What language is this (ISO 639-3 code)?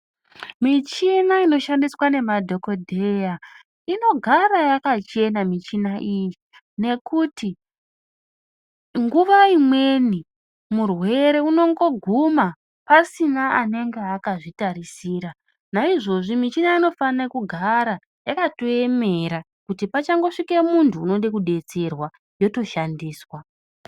ndc